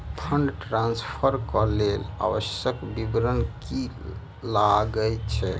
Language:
Maithili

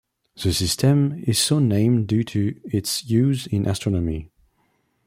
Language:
English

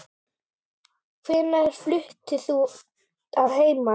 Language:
Icelandic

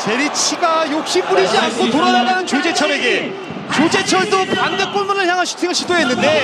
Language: Korean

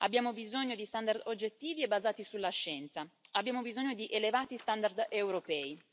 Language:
Italian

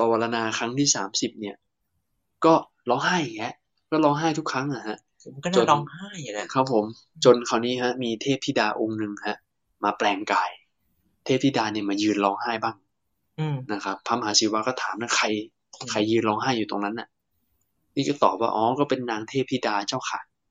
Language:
Thai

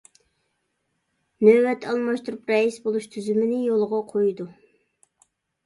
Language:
Uyghur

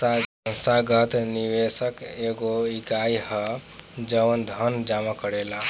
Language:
Bhojpuri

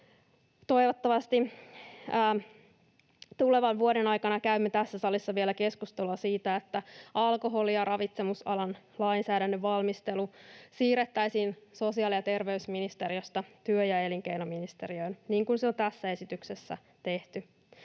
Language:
Finnish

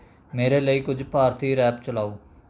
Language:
Punjabi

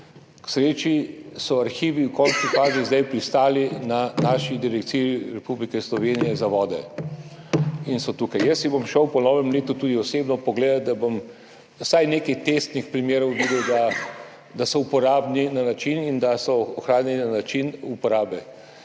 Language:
Slovenian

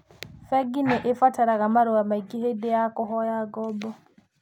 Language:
Kikuyu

